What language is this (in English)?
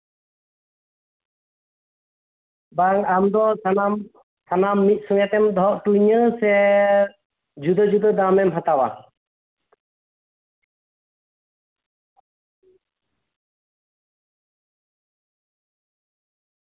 Santali